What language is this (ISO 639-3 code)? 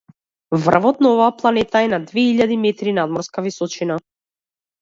mkd